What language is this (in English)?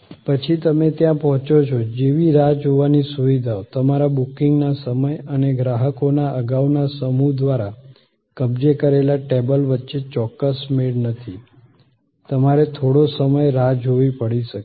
Gujarati